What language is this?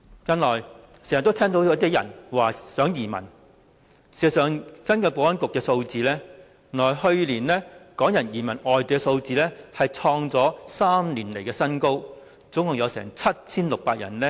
Cantonese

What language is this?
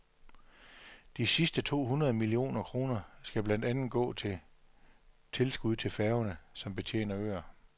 Danish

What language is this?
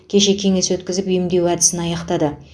Kazakh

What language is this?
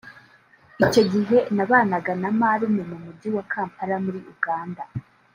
Kinyarwanda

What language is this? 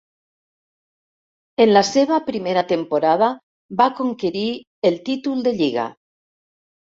Catalan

